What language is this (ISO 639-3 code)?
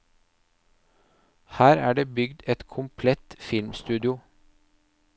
nor